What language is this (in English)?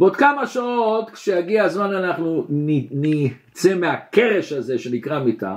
Hebrew